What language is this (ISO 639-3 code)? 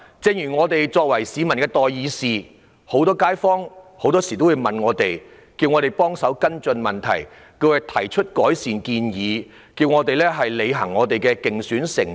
yue